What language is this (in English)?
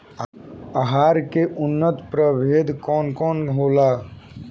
Bhojpuri